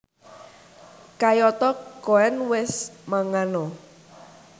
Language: Javanese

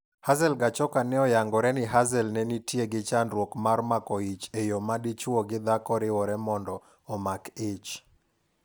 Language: Luo (Kenya and Tanzania)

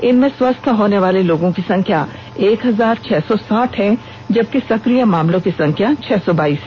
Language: Hindi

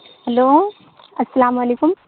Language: Urdu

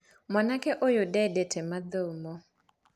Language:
Kikuyu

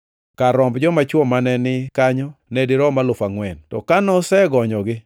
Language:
Luo (Kenya and Tanzania)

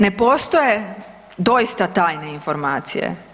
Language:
Croatian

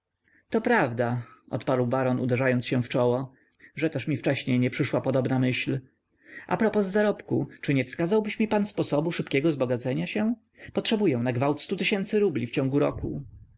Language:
Polish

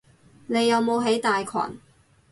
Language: Cantonese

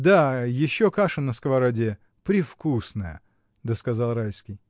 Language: Russian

